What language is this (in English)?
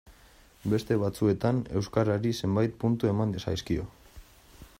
Basque